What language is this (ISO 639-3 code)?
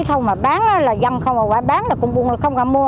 vie